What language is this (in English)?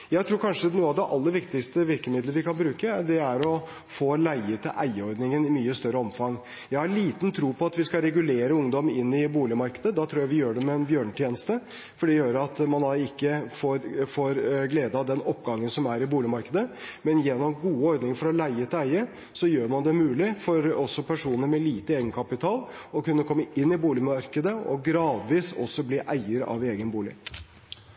Norwegian Bokmål